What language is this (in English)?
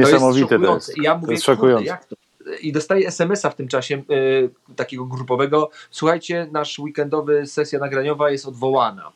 Polish